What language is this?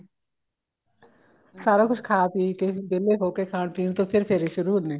Punjabi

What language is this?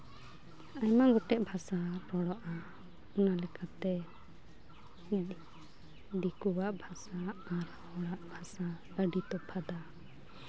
Santali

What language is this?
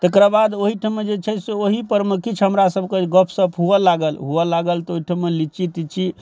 Maithili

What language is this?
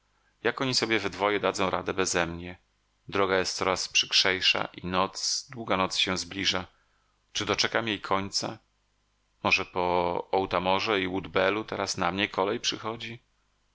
Polish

